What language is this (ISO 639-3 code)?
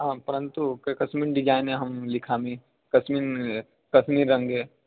san